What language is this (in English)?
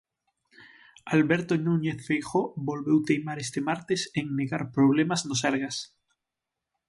Galician